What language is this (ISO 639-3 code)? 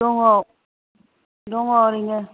brx